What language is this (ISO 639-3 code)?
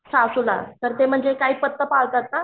mar